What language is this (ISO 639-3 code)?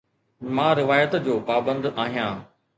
snd